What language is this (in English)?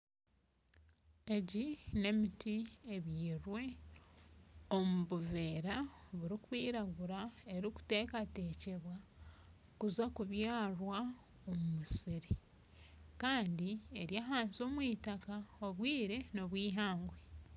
Nyankole